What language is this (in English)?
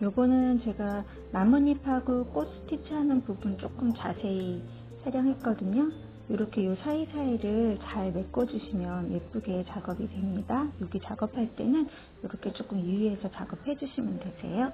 Korean